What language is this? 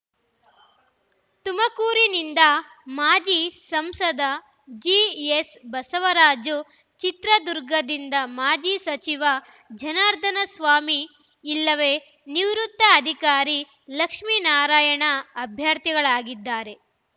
Kannada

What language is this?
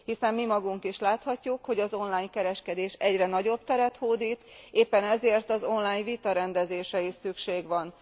Hungarian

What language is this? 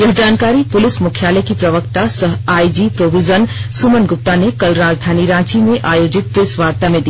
Hindi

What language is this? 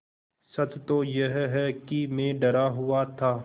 Hindi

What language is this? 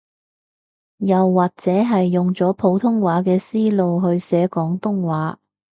Cantonese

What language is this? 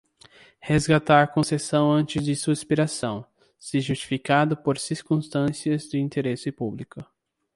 Portuguese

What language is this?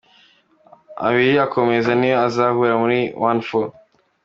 Kinyarwanda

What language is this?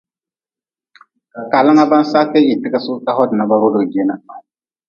Nawdm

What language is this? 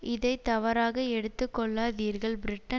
Tamil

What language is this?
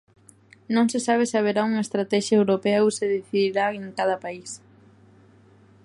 Galician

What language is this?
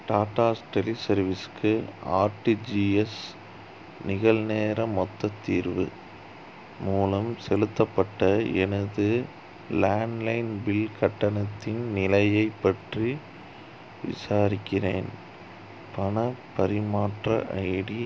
Tamil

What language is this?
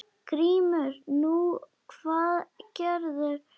Icelandic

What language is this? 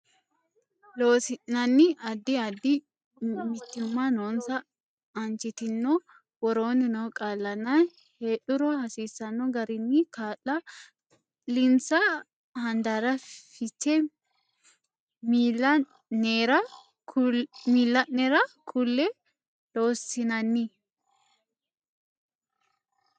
Sidamo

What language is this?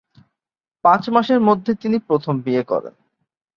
Bangla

